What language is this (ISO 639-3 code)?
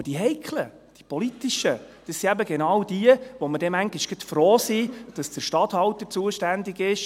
gsw